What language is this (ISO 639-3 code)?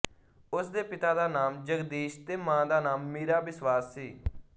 pan